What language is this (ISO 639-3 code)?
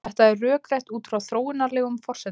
isl